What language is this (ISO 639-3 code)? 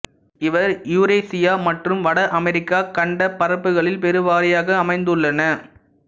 tam